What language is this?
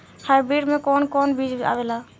Bhojpuri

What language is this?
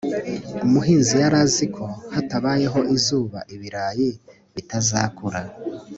Kinyarwanda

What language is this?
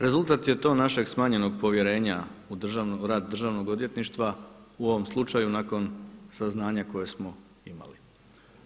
Croatian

